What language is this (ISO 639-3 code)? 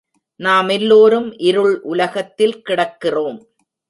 tam